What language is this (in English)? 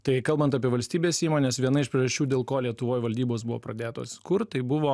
Lithuanian